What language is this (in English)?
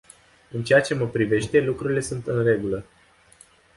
Romanian